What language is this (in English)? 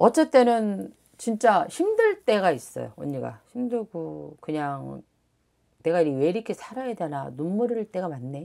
Korean